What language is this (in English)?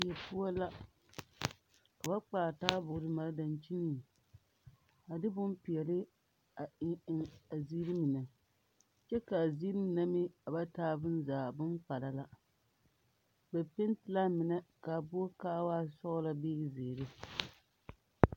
Southern Dagaare